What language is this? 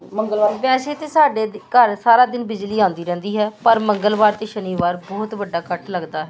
Punjabi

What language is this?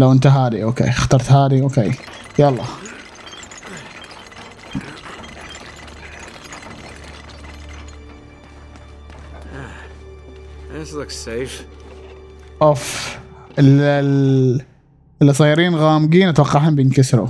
Arabic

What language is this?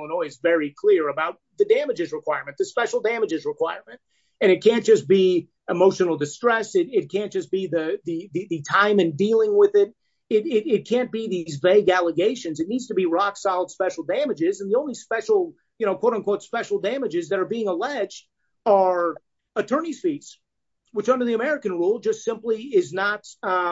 English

